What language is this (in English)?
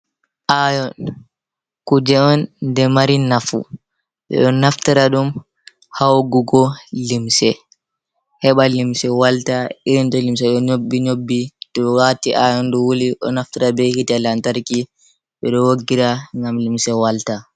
Fula